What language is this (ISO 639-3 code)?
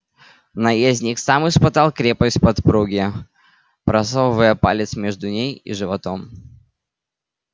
rus